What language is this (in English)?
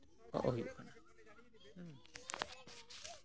Santali